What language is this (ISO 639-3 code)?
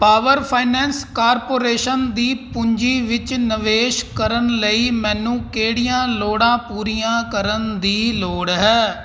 pan